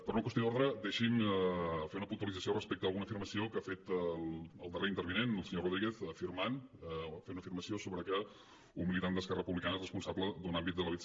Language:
Catalan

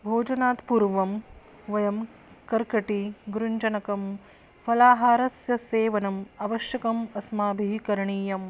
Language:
Sanskrit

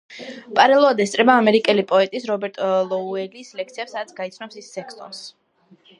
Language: Georgian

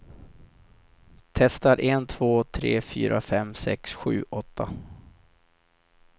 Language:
Swedish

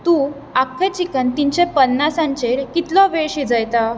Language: Konkani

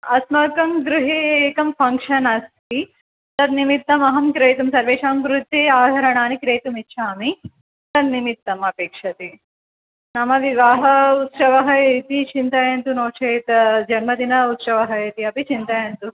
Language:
Sanskrit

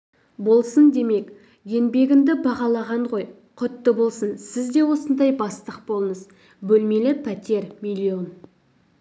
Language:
Kazakh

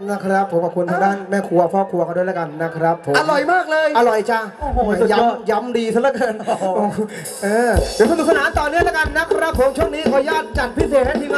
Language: Thai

